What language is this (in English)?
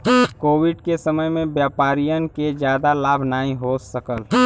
Bhojpuri